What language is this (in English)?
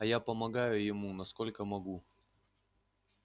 Russian